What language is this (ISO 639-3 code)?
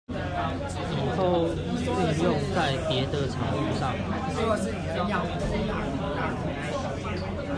zho